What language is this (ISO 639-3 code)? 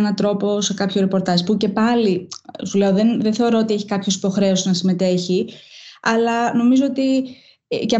ell